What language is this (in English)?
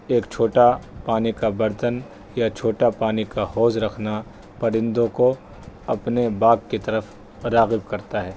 Urdu